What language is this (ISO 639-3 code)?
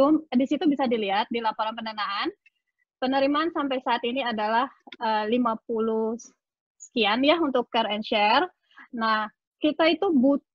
ind